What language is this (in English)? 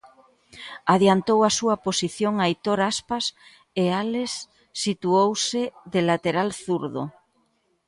Galician